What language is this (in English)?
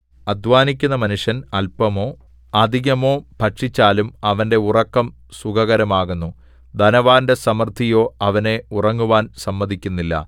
Malayalam